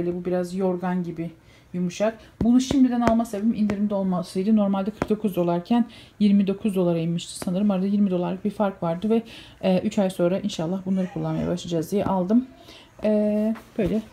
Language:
Turkish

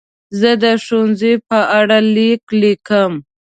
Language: Pashto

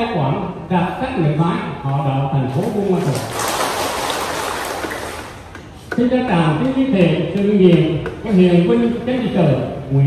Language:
Vietnamese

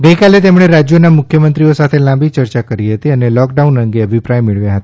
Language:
Gujarati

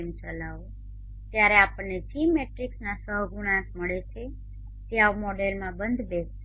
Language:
Gujarati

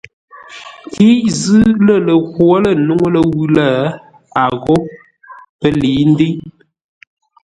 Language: Ngombale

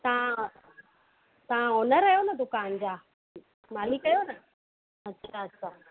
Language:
Sindhi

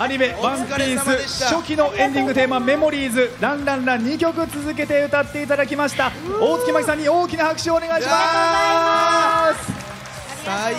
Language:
Japanese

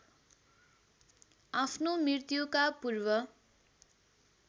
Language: Nepali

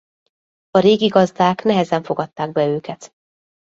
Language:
Hungarian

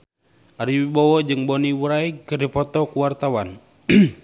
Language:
Sundanese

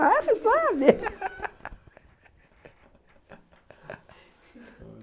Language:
Portuguese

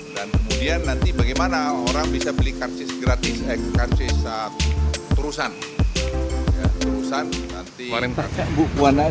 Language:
Indonesian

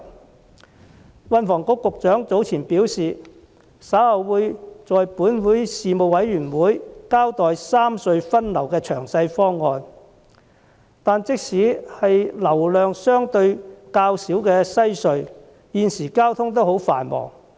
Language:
Cantonese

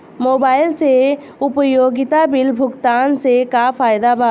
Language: Bhojpuri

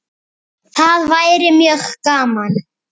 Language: Icelandic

